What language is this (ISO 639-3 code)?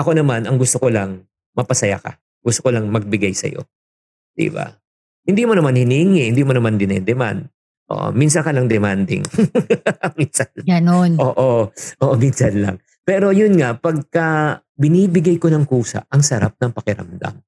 fil